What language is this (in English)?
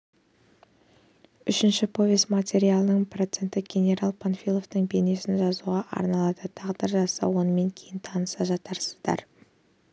Kazakh